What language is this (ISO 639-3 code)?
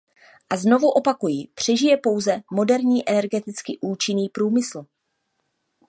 ces